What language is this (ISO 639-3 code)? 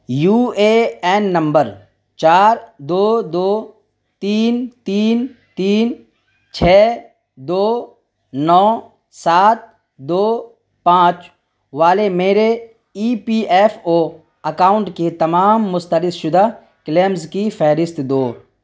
urd